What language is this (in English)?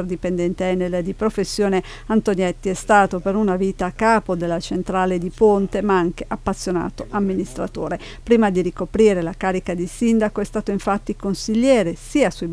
Italian